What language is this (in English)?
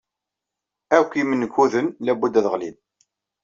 Kabyle